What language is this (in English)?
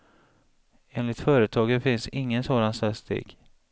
Swedish